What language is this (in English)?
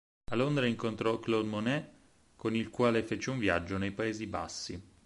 Italian